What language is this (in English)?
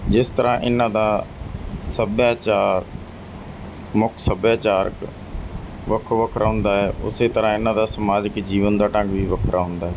Punjabi